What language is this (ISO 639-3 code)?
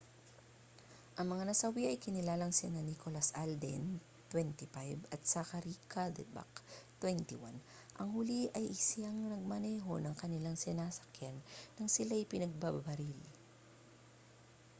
fil